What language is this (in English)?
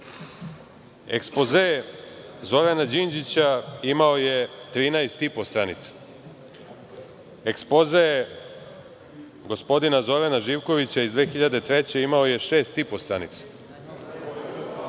Serbian